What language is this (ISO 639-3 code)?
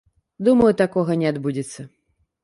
bel